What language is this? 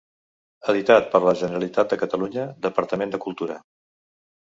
Catalan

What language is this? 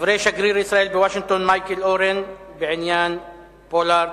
Hebrew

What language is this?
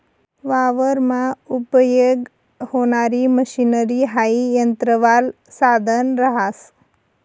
Marathi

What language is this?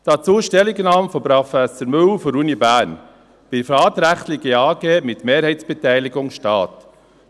Swiss German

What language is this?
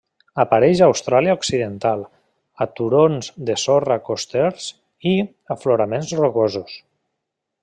Catalan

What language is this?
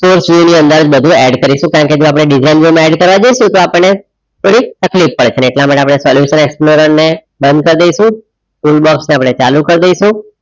Gujarati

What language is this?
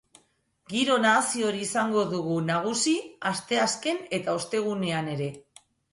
Basque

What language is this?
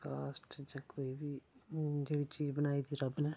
Dogri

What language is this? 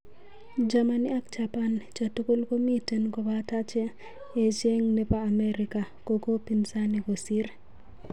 Kalenjin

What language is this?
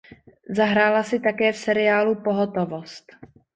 Czech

